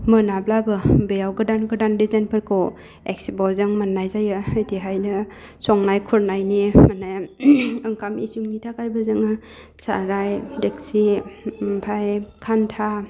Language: Bodo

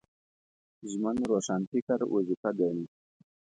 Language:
Pashto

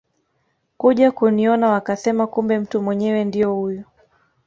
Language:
Swahili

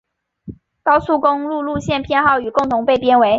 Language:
Chinese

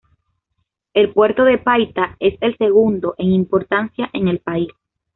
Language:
Spanish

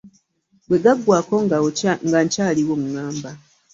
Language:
Ganda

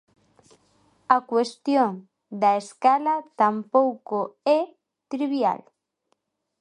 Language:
Galician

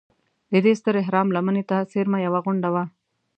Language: Pashto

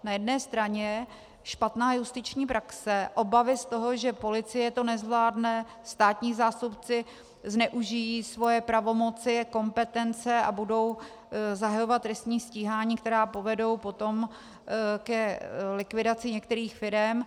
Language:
Czech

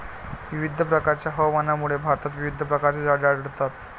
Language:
Marathi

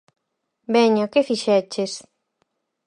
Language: Galician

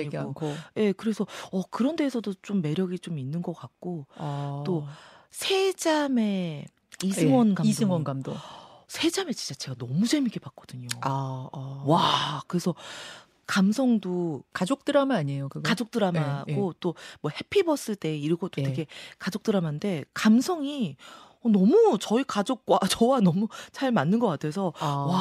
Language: Korean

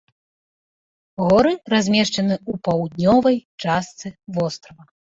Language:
Belarusian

